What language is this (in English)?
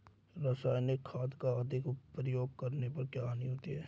Hindi